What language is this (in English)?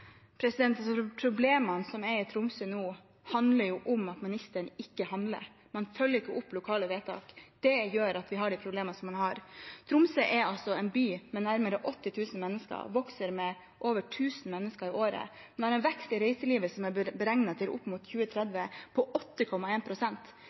Norwegian